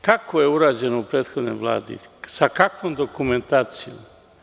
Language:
Serbian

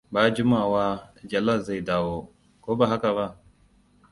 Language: Hausa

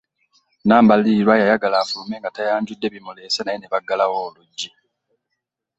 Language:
Ganda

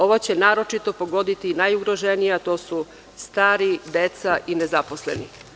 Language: Serbian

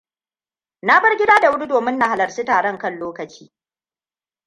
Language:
Hausa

